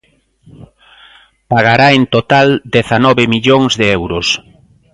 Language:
Galician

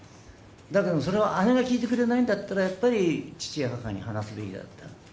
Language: Japanese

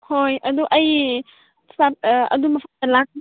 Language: Manipuri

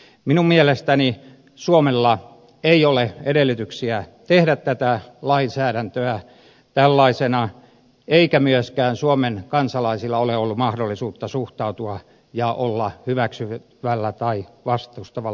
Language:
Finnish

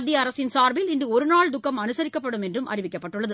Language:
Tamil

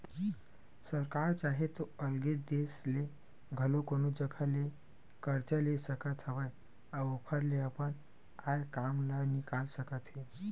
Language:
Chhattisgarhi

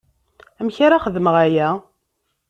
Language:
Kabyle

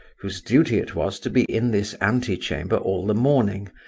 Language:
English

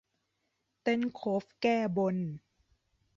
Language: Thai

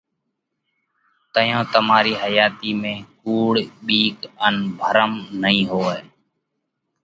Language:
Parkari Koli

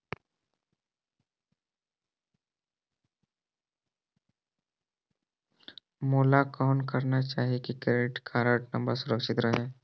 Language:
Chhattisgarhi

